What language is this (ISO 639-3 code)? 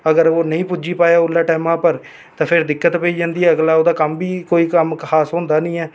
doi